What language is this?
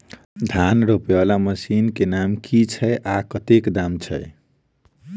Maithili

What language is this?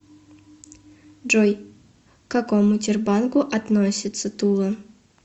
Russian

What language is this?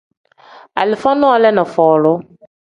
Tem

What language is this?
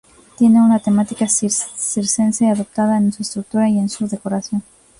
Spanish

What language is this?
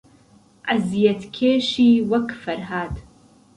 Central Kurdish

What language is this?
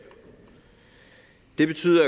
Danish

